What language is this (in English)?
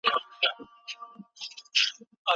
Pashto